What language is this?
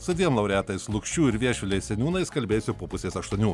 Lithuanian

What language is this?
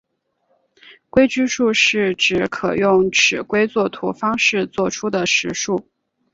Chinese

